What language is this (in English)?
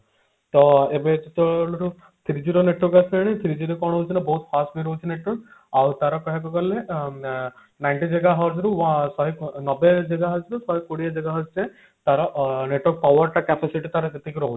Odia